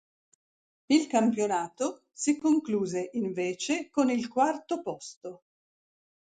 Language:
Italian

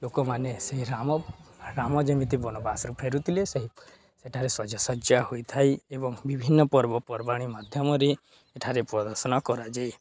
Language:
Odia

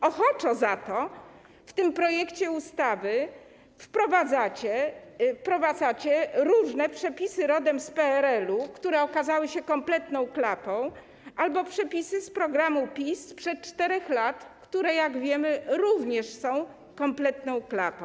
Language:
Polish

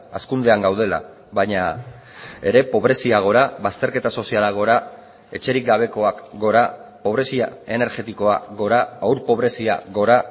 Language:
Basque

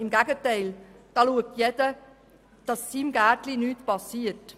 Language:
Swiss German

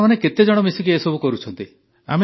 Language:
Odia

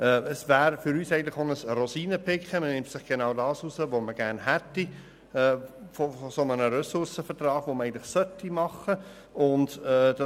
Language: Swiss German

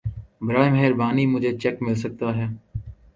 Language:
Urdu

